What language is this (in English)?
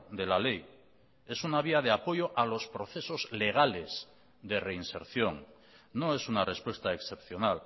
Spanish